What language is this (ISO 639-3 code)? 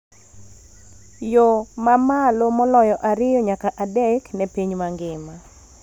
luo